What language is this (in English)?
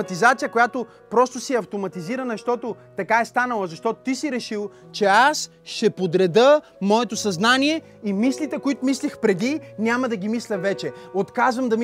Bulgarian